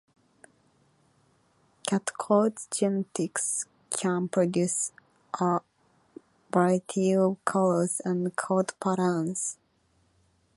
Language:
English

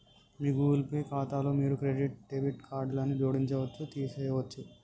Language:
Telugu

